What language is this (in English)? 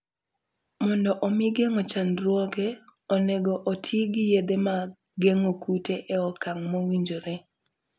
Luo (Kenya and Tanzania)